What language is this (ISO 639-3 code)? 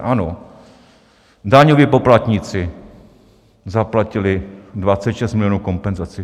ces